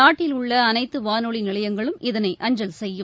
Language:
Tamil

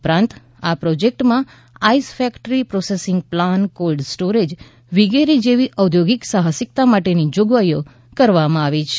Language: Gujarati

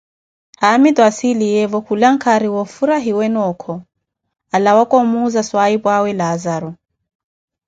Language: Koti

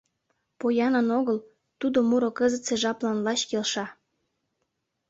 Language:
Mari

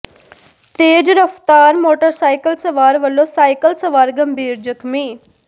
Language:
Punjabi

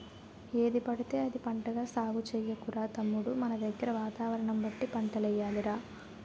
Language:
Telugu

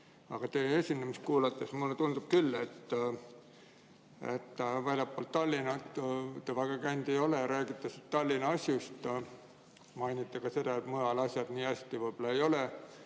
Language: Estonian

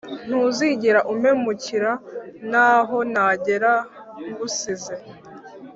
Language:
Kinyarwanda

